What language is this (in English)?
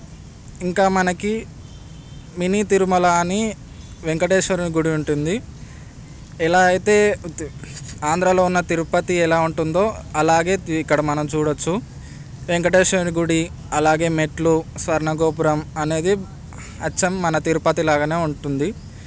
Telugu